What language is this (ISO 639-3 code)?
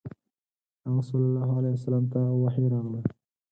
pus